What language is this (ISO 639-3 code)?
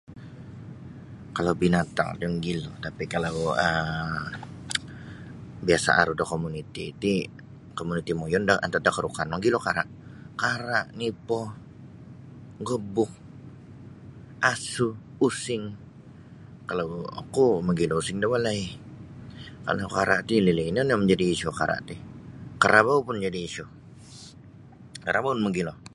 bsy